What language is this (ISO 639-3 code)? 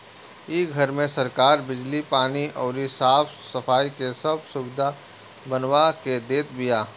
bho